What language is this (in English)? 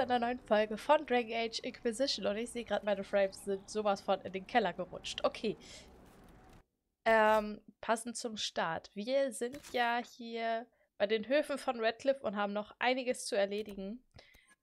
German